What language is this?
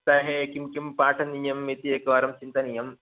Sanskrit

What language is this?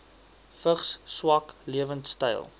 Afrikaans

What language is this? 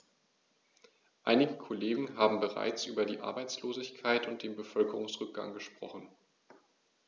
German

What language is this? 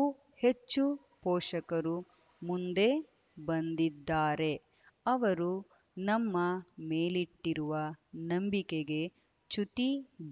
Kannada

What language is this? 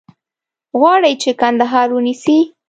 Pashto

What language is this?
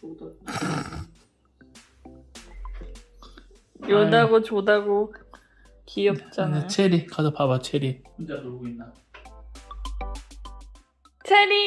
Korean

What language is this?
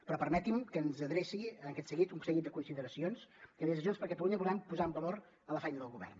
Catalan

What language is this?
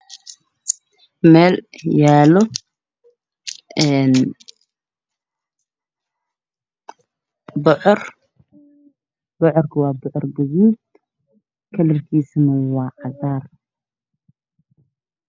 Somali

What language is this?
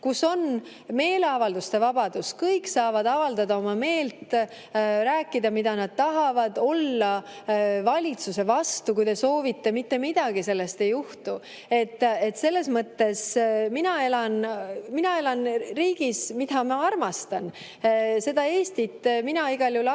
Estonian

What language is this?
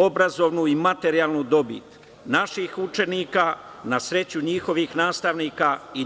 Serbian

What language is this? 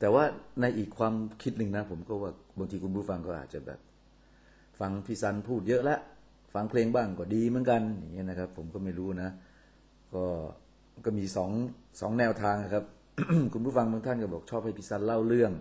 Thai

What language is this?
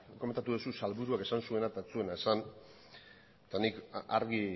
Basque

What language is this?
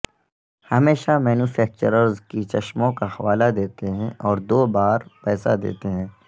Urdu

